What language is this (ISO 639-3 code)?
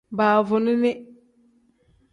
kdh